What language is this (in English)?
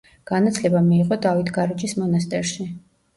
Georgian